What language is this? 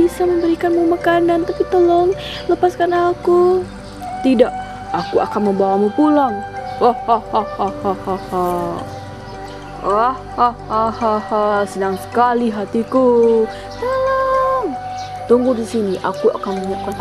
Indonesian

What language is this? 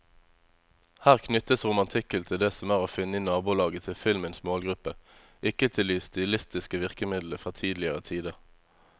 Norwegian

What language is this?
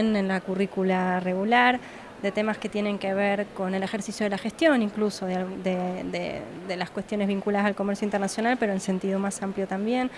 Spanish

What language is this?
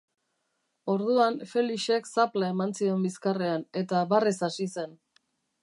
Basque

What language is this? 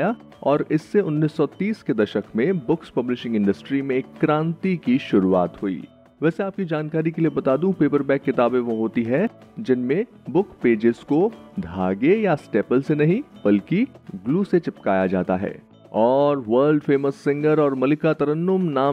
Hindi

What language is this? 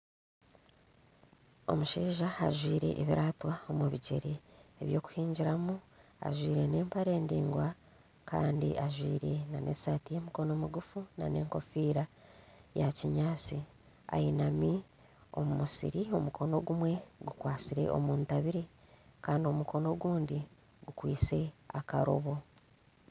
Nyankole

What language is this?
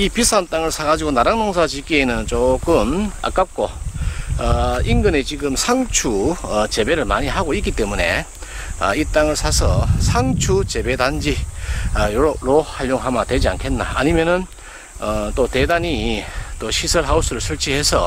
Korean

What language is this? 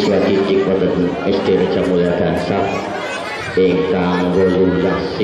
Indonesian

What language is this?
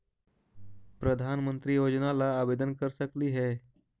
Magahi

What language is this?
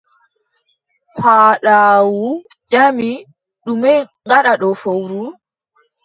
Adamawa Fulfulde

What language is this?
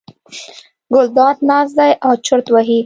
Pashto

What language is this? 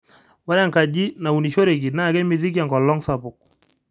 Masai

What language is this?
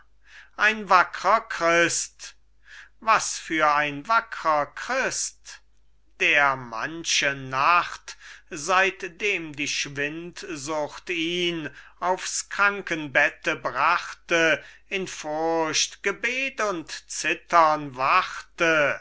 German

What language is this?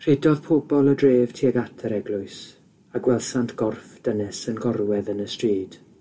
Welsh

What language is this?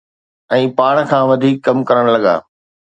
Sindhi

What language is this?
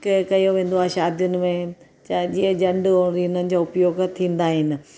Sindhi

